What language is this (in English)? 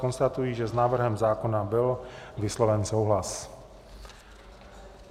Czech